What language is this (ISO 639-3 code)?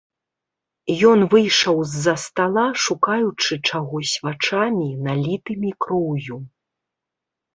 bel